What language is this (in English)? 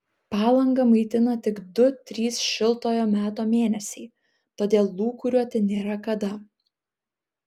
Lithuanian